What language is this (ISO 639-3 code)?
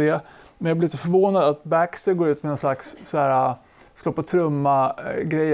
swe